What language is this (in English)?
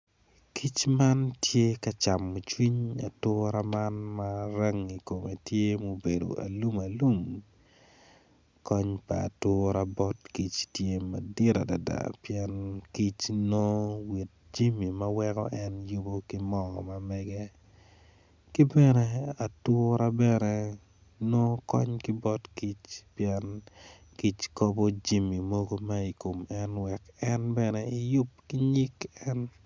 Acoli